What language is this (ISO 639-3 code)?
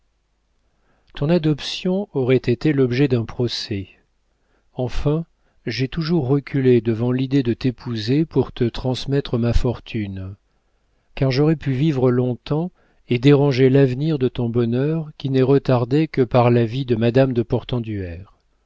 fra